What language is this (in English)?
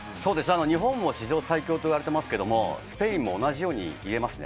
Japanese